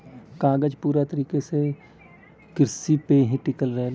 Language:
Bhojpuri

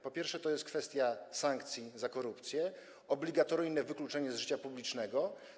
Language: Polish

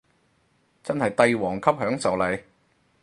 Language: Cantonese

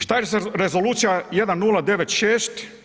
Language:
Croatian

